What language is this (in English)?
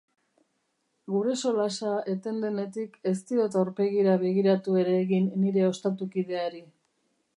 Basque